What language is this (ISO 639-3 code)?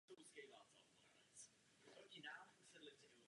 ces